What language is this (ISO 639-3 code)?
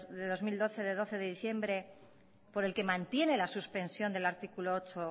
spa